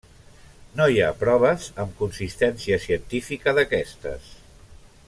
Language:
Catalan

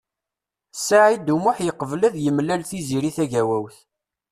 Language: Kabyle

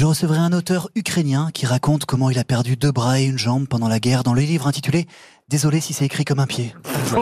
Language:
French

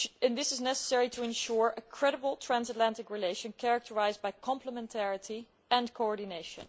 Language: English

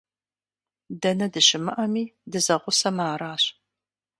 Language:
Kabardian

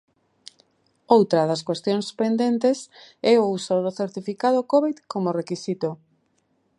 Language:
Galician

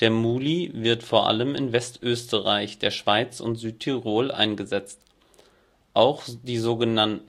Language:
German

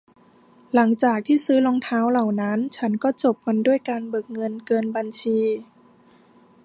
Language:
Thai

